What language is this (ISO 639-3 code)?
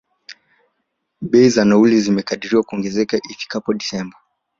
swa